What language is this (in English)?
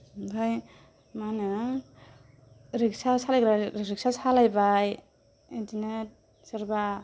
Bodo